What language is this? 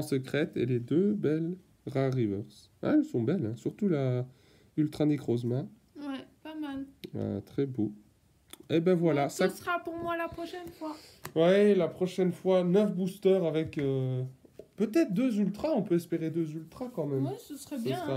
French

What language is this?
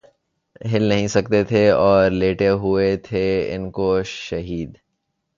Urdu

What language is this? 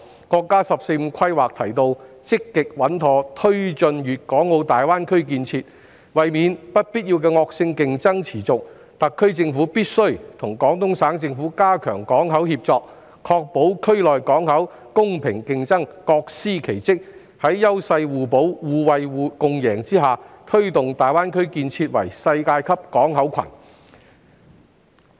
Cantonese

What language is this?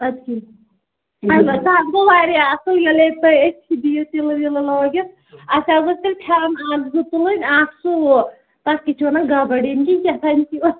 Kashmiri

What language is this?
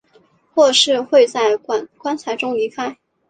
Chinese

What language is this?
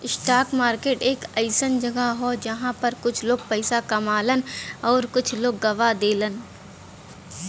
Bhojpuri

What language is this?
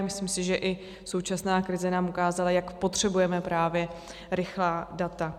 Czech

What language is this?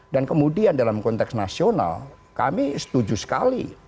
Indonesian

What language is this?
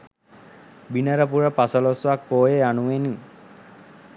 Sinhala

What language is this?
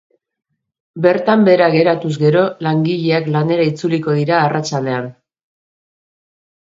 Basque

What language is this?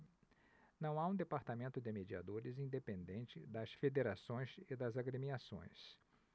Portuguese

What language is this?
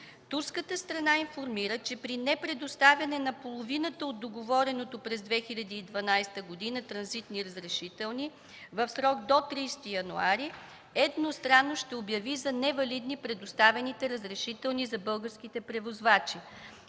Bulgarian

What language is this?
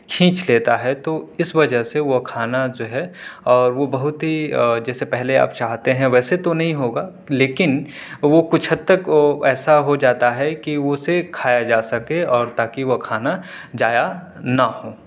Urdu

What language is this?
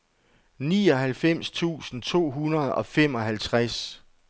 Danish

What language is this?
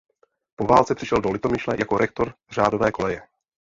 Czech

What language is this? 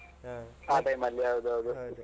Kannada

